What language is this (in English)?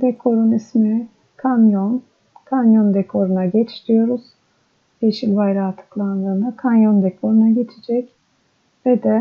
Turkish